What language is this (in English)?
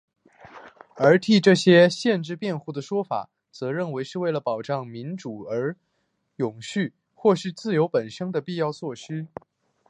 Chinese